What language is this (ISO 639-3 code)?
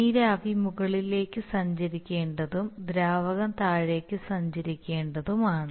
mal